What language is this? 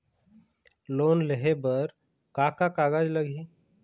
Chhattisgarhi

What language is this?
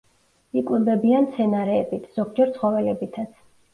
Georgian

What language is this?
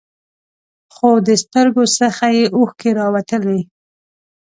Pashto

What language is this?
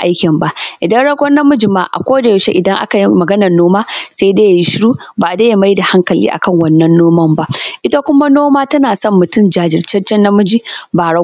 Hausa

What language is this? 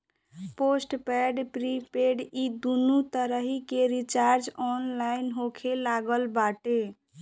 Bhojpuri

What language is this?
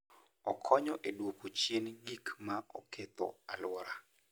Luo (Kenya and Tanzania)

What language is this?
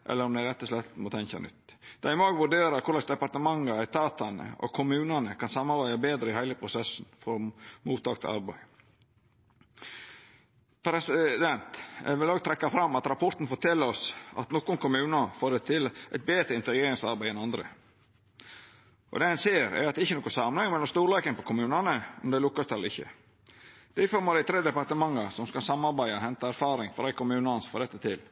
Norwegian Nynorsk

